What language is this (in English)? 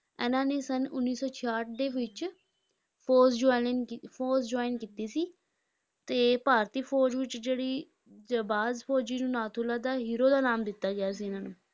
Punjabi